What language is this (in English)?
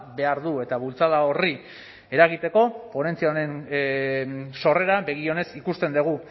Basque